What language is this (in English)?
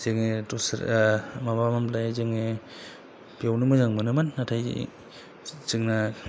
Bodo